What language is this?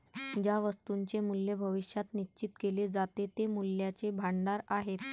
Marathi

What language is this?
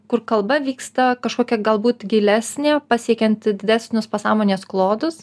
Lithuanian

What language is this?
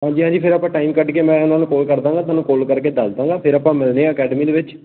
Punjabi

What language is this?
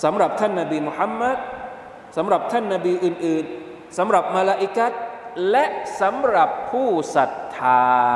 Thai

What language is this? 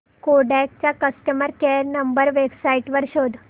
Marathi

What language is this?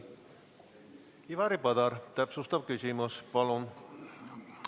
Estonian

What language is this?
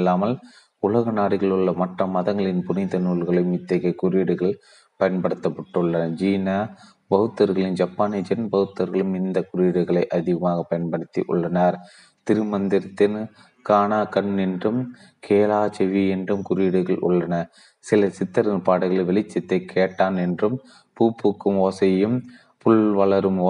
Tamil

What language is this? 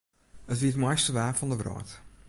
Western Frisian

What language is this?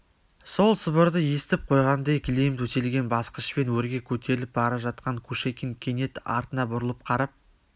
Kazakh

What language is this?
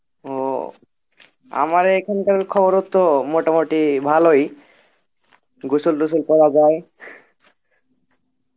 Bangla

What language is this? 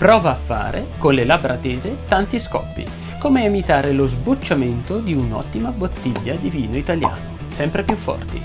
Italian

